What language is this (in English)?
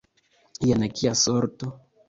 Esperanto